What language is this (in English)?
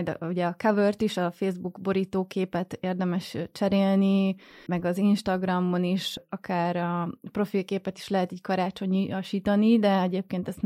Hungarian